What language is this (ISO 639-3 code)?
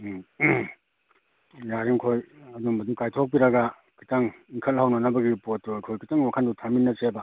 mni